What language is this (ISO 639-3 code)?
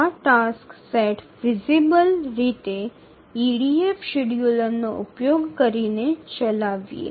ben